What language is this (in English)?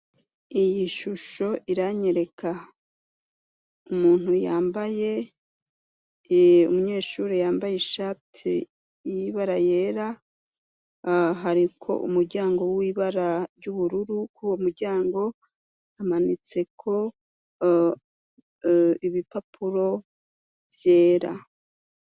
Rundi